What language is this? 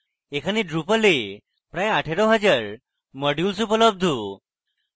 Bangla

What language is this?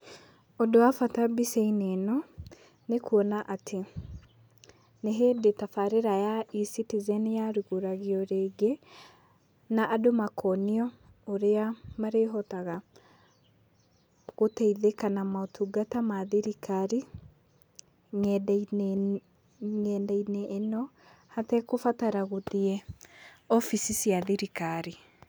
Kikuyu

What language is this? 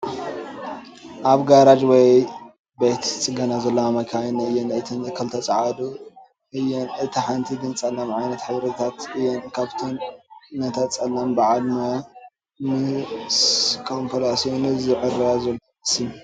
Tigrinya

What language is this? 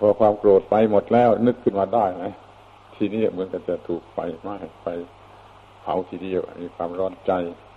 Thai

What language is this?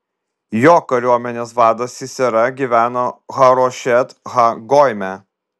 Lithuanian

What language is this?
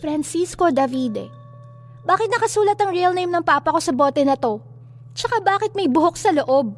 Filipino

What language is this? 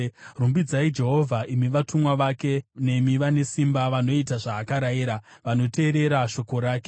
Shona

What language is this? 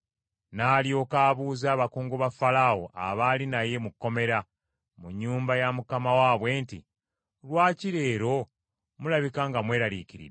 Ganda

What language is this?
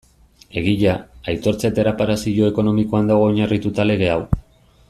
Basque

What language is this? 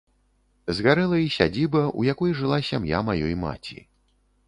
Belarusian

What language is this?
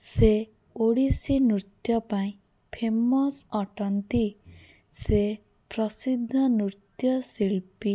Odia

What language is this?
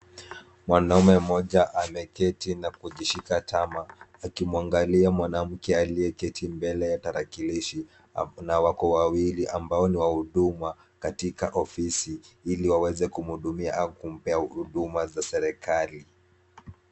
Swahili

